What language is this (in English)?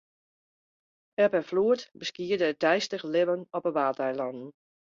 Western Frisian